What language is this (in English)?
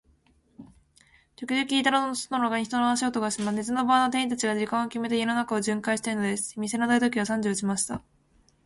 Japanese